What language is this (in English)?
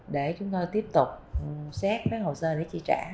Vietnamese